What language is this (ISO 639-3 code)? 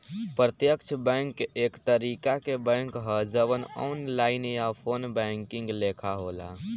bho